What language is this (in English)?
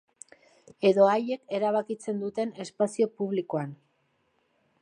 Basque